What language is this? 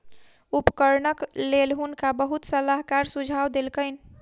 Maithili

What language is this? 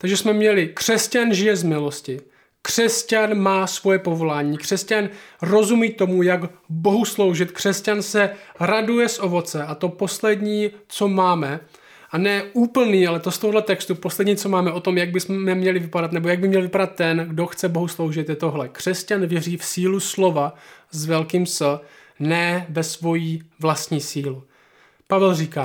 Czech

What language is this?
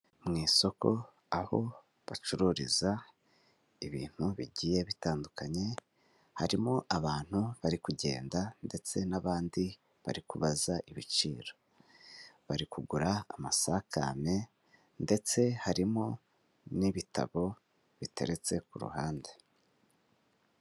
Kinyarwanda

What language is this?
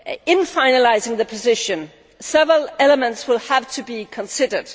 English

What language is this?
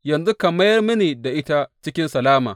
Hausa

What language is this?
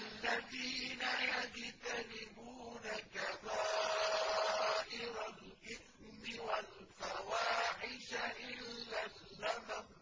Arabic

